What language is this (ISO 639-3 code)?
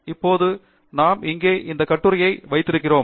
tam